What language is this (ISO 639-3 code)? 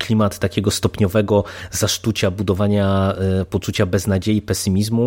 pol